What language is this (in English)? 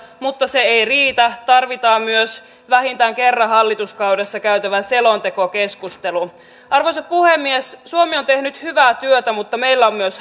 Finnish